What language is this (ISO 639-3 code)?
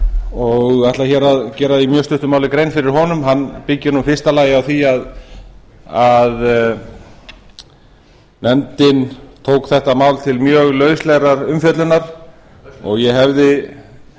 isl